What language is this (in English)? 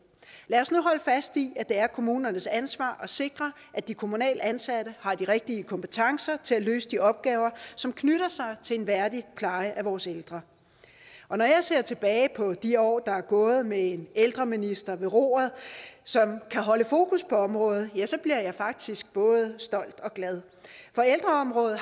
Danish